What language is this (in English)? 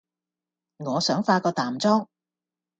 Cantonese